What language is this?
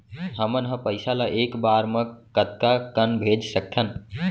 Chhattisgarhi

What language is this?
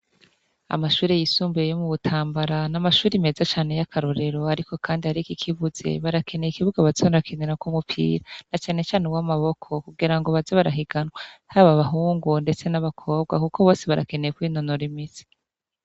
Rundi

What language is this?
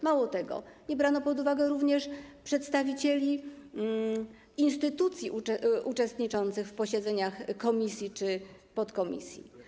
Polish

